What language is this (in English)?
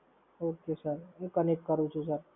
Gujarati